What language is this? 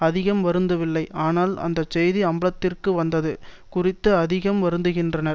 Tamil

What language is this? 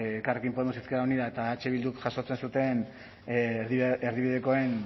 Basque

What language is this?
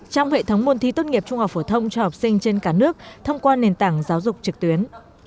Vietnamese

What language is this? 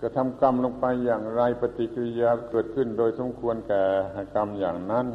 Thai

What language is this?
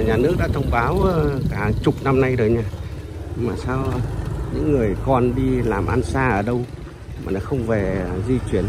Vietnamese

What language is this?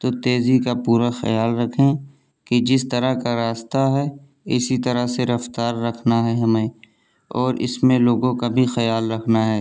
Urdu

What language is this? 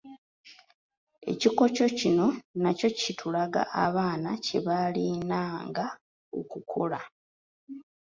Ganda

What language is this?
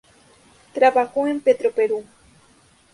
Spanish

